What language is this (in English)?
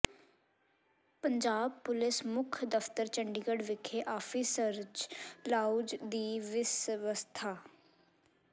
Punjabi